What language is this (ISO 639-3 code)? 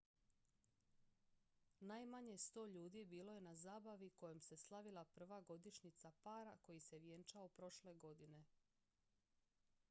hrv